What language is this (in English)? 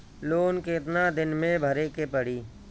Bhojpuri